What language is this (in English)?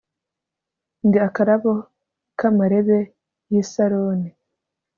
Kinyarwanda